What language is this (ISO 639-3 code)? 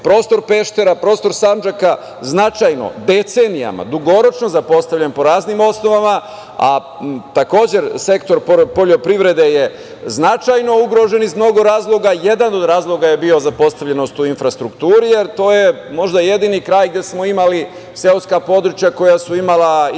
srp